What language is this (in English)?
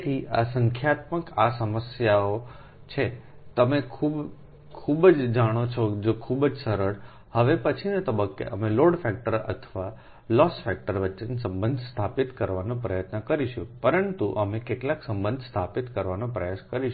Gujarati